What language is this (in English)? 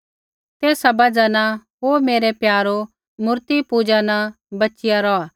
Kullu Pahari